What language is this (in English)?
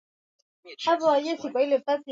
Swahili